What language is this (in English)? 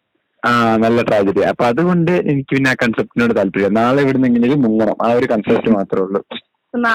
Malayalam